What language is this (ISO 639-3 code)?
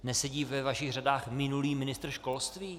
ces